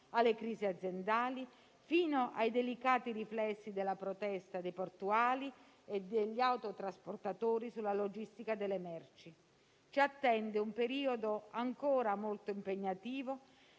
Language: Italian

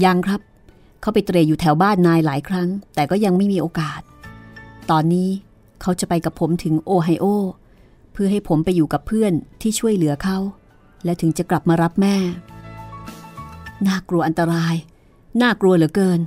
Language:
Thai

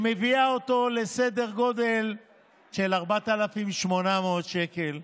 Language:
Hebrew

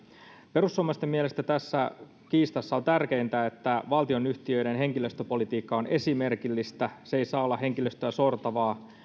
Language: Finnish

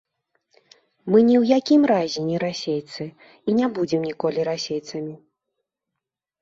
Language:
Belarusian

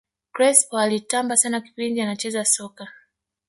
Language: Swahili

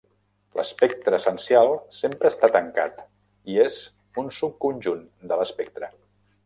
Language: Catalan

